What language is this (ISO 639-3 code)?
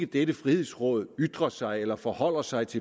dan